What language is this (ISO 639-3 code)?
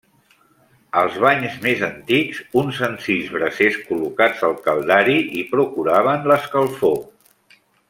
cat